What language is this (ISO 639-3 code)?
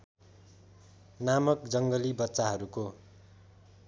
nep